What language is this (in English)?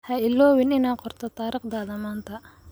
Somali